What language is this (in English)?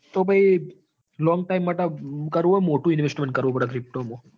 Gujarati